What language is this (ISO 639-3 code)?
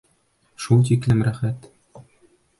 bak